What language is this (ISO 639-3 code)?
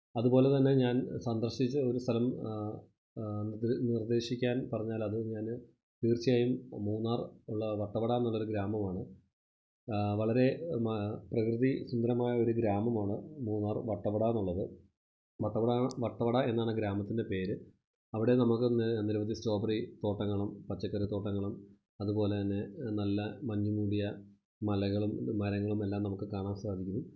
mal